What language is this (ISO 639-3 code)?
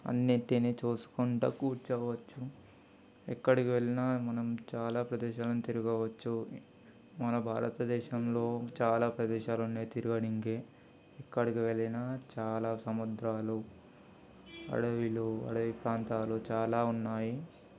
tel